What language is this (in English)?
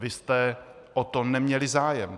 Czech